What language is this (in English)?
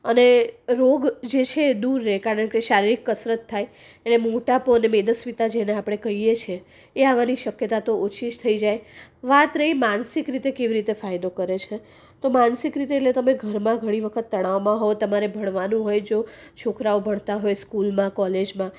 Gujarati